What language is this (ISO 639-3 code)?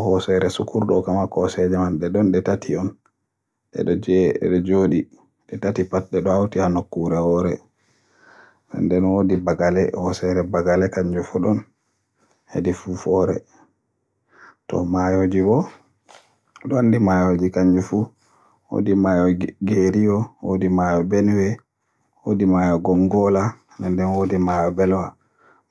fue